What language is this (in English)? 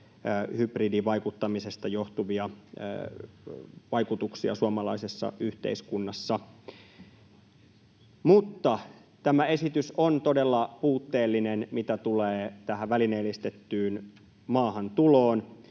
Finnish